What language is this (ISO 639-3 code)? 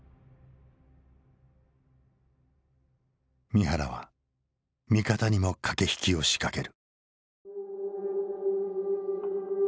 jpn